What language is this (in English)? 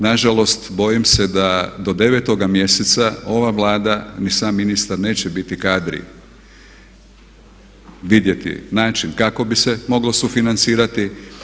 Croatian